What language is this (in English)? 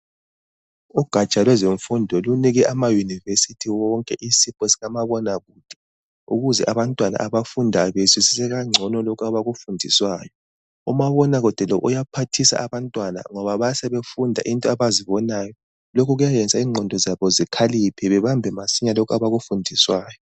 North Ndebele